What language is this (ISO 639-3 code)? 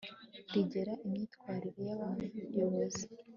kin